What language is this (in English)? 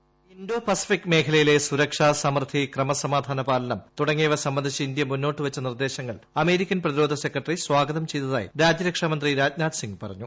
Malayalam